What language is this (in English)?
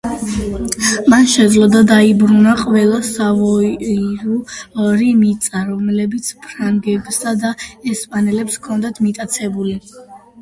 Georgian